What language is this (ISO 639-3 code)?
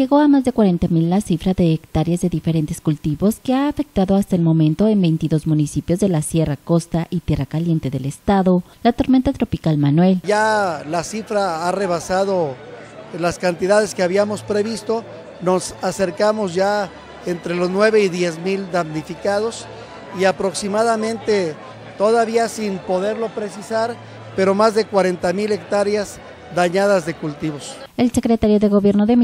spa